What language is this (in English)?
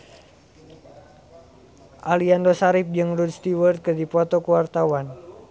Sundanese